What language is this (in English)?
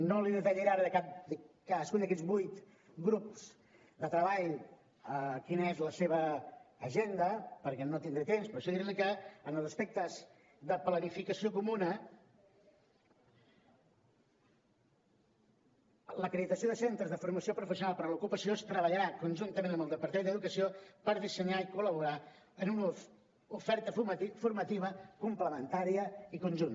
Catalan